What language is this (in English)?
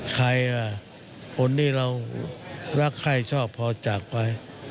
Thai